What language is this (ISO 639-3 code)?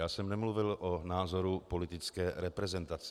ces